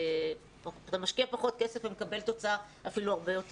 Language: Hebrew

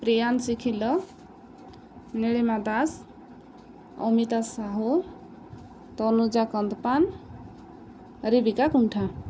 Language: Odia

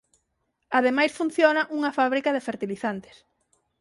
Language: Galician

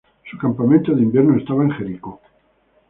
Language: Spanish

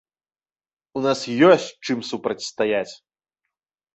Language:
Belarusian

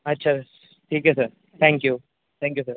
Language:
Marathi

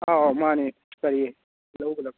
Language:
Manipuri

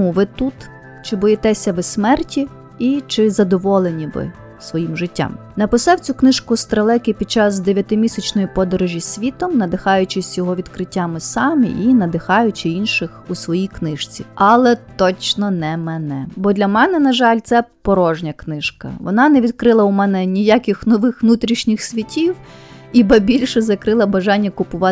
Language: Ukrainian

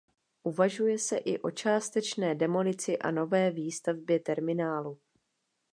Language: Czech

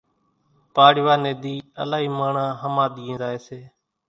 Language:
Kachi Koli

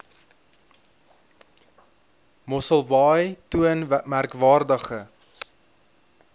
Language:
Afrikaans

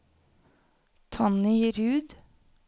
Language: Norwegian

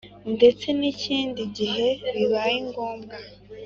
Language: Kinyarwanda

